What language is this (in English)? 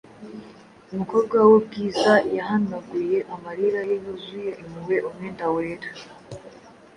Kinyarwanda